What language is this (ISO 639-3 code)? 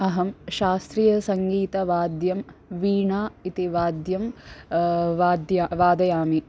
san